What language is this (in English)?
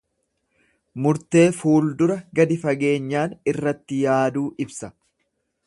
Oromo